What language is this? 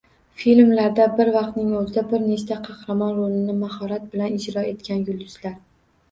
Uzbek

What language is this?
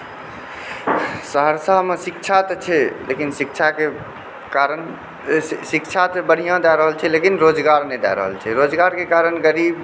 Maithili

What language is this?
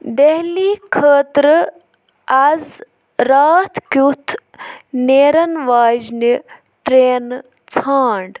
Kashmiri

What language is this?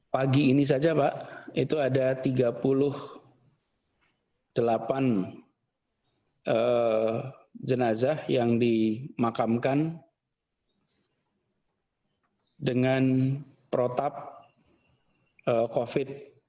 Indonesian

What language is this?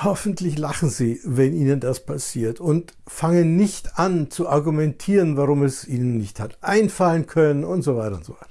German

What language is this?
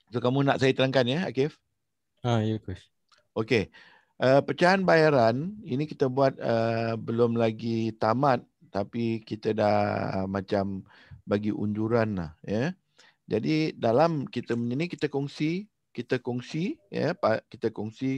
Malay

